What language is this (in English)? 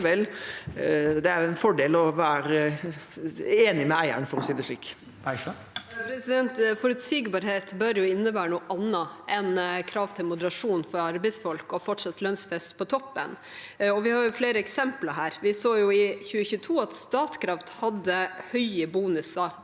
Norwegian